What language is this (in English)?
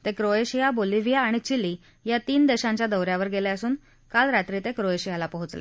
Marathi